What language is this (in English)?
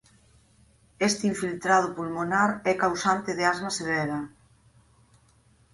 Galician